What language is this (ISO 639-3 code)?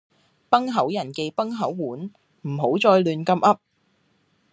yue